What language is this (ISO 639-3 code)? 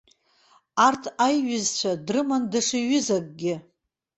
abk